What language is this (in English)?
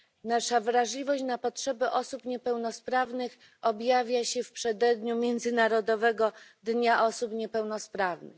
Polish